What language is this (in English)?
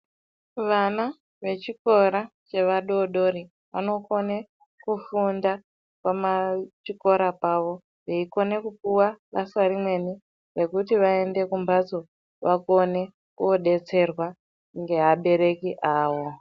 Ndau